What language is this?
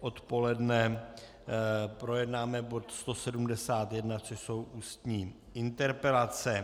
Czech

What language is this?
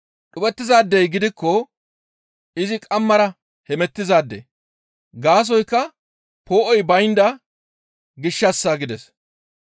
Gamo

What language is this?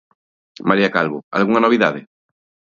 Galician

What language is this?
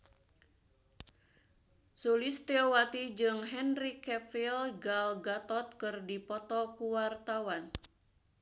Sundanese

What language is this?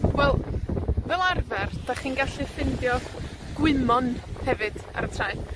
Welsh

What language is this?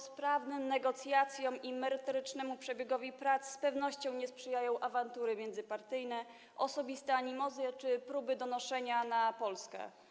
Polish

